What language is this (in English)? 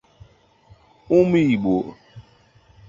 Igbo